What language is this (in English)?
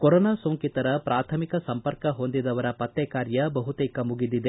Kannada